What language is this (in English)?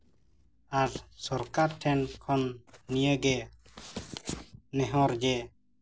Santali